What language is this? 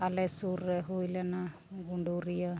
Santali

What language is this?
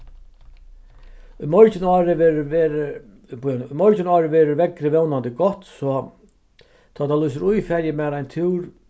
Faroese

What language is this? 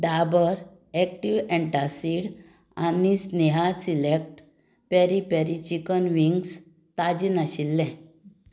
Konkani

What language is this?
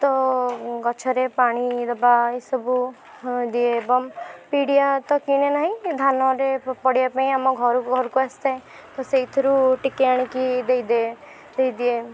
Odia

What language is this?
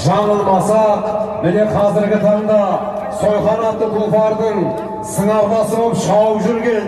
Turkish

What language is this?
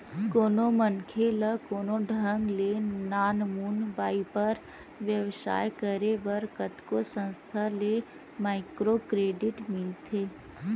Chhattisgarhi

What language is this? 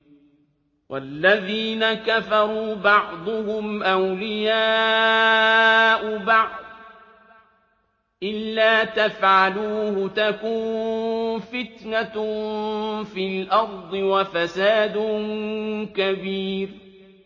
Arabic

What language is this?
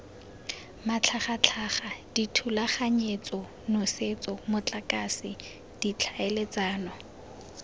Tswana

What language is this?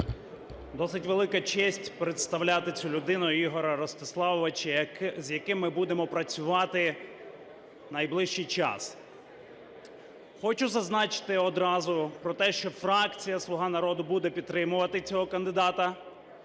Ukrainian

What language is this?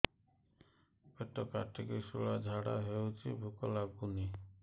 Odia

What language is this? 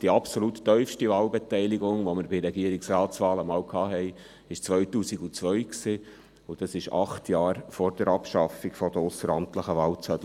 Swiss German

